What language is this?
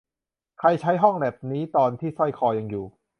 Thai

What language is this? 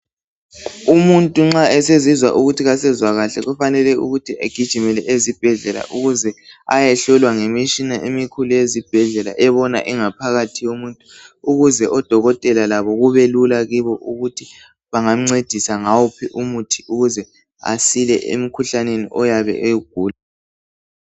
North Ndebele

